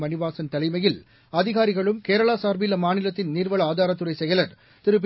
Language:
Tamil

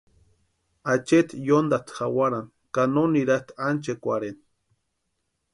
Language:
Western Highland Purepecha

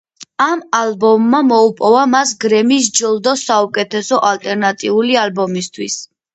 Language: Georgian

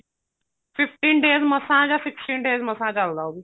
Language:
Punjabi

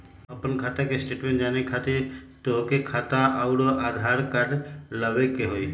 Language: Magahi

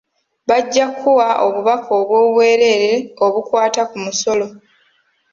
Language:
Ganda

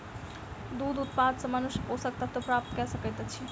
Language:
Maithili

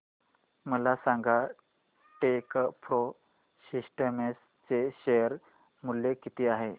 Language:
Marathi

